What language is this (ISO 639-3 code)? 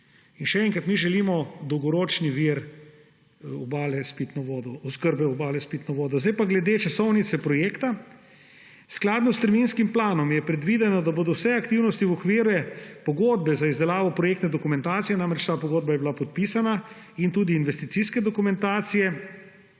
slv